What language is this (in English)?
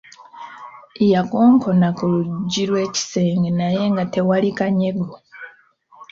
Ganda